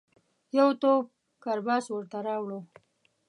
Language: Pashto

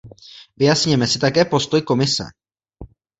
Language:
Czech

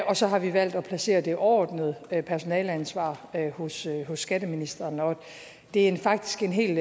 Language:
Danish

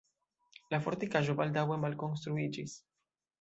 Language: Esperanto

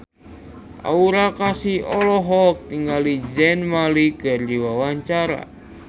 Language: Sundanese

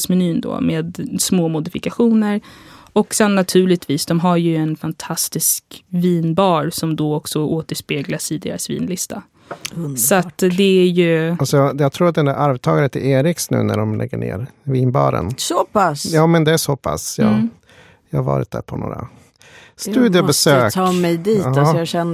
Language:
Swedish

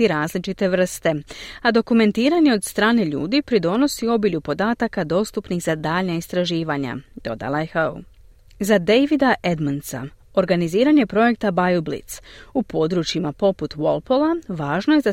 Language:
Croatian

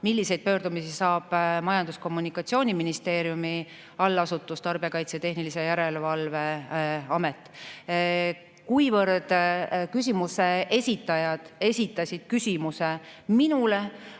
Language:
Estonian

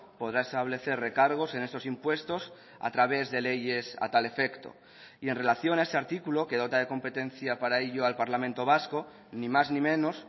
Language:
Spanish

